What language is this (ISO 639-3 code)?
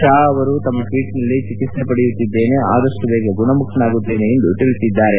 kan